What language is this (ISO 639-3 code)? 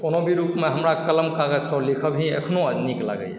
mai